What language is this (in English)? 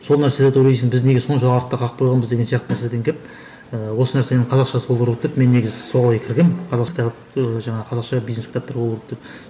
Kazakh